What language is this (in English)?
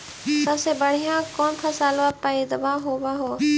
Magahi